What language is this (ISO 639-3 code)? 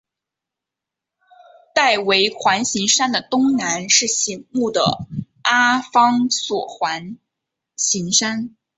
zho